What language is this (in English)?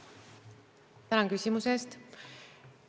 Estonian